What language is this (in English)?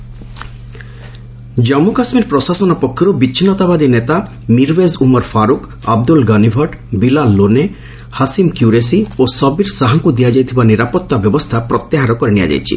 Odia